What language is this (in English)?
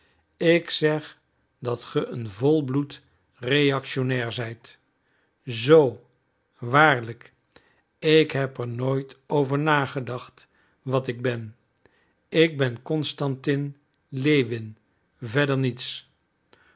Dutch